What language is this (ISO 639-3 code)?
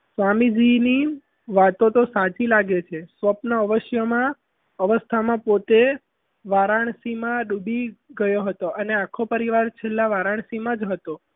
guj